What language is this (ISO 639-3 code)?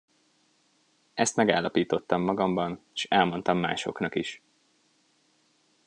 hun